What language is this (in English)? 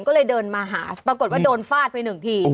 Thai